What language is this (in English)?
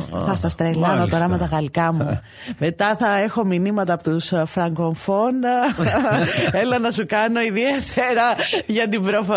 Greek